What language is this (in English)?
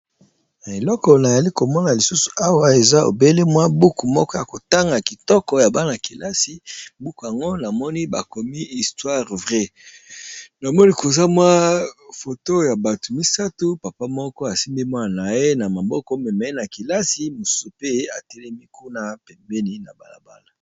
Lingala